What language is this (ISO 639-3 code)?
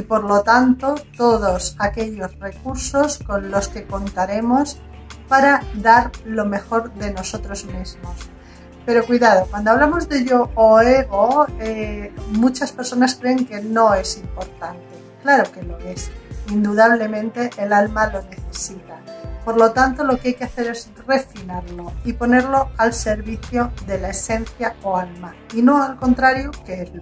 spa